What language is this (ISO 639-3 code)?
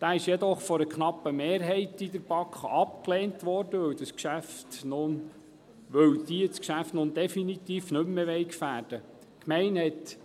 gsw